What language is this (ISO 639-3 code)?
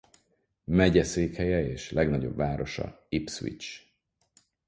hun